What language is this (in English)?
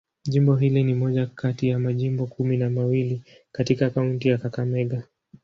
Swahili